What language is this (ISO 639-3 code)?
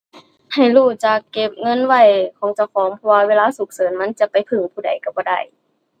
tha